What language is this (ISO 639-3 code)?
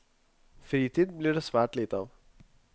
nor